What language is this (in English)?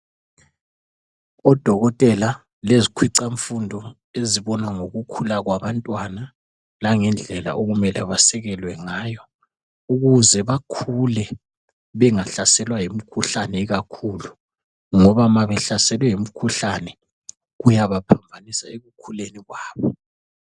North Ndebele